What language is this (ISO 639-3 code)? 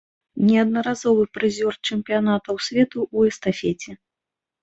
bel